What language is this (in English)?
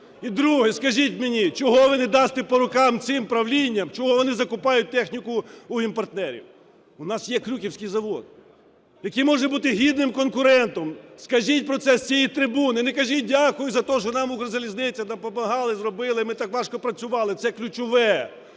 Ukrainian